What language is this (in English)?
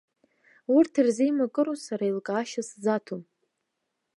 Abkhazian